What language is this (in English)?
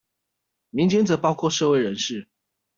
Chinese